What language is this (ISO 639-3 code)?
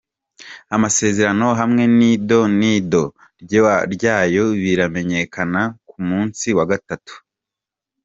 kin